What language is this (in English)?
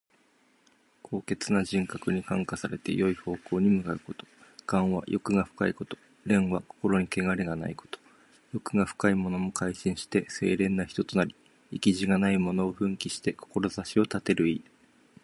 Japanese